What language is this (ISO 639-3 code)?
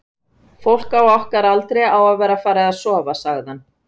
isl